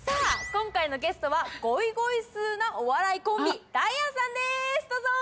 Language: Japanese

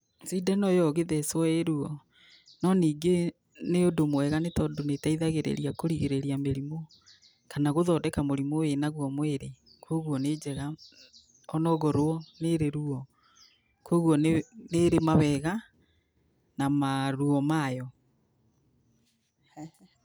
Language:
Kikuyu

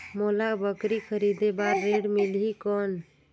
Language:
Chhattisgarhi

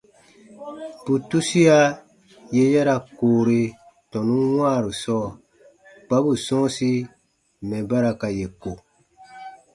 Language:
Baatonum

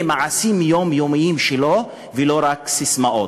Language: Hebrew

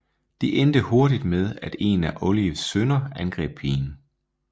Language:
Danish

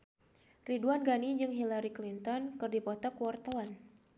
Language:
Sundanese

